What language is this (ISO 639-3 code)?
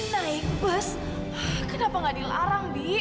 ind